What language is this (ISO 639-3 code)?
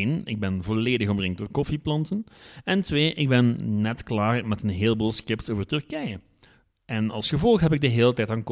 nld